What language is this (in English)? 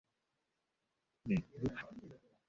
Bangla